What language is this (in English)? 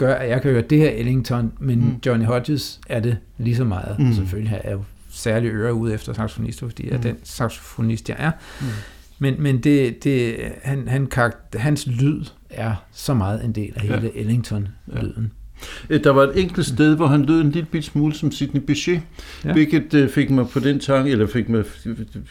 Danish